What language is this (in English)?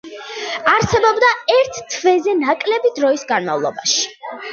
Georgian